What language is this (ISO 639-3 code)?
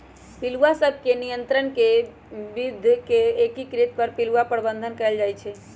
mag